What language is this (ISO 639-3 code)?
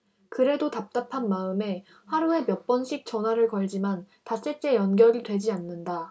kor